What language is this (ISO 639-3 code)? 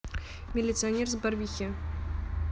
rus